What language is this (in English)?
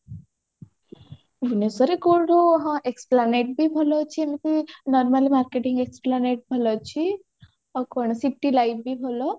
Odia